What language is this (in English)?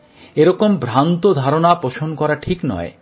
Bangla